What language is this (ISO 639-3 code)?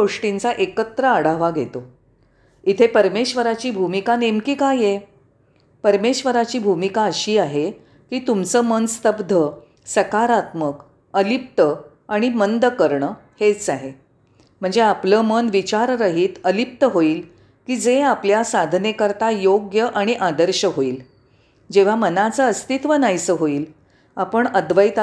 mar